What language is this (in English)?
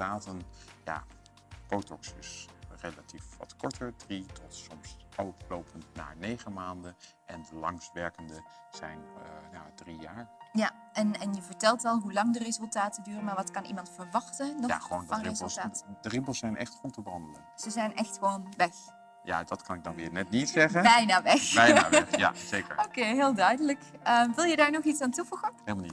Dutch